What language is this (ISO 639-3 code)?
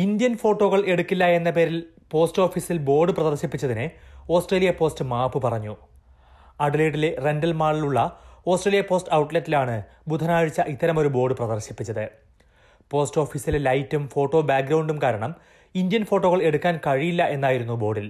mal